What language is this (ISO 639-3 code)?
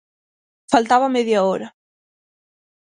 glg